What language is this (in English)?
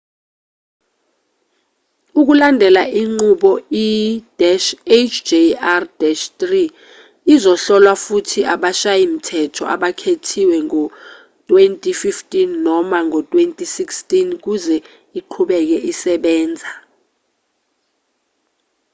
Zulu